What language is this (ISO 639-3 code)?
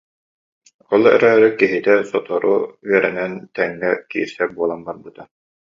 sah